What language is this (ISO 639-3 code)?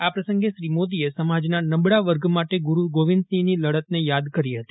guj